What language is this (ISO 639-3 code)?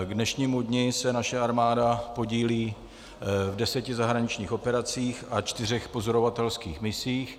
ces